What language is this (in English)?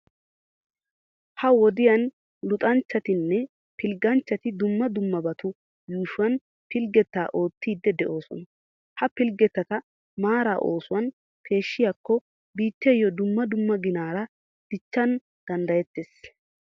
Wolaytta